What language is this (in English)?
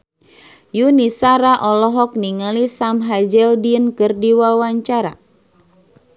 Sundanese